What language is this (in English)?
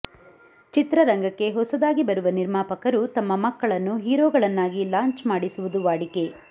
Kannada